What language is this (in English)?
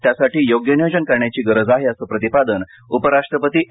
Marathi